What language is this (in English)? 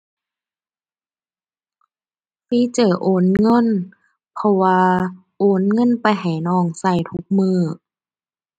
Thai